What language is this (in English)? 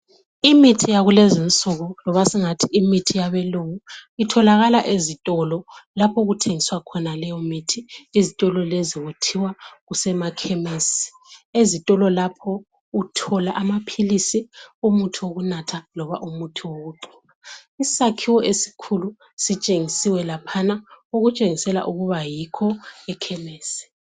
North Ndebele